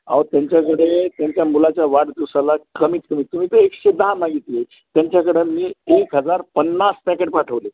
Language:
Marathi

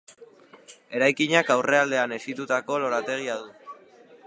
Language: Basque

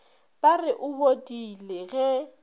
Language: Northern Sotho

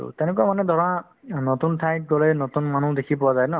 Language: Assamese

